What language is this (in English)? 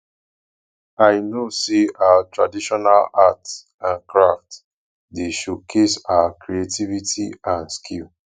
Nigerian Pidgin